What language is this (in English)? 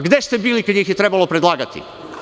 Serbian